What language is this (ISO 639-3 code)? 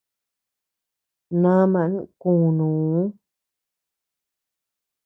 cux